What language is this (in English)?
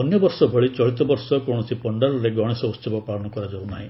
Odia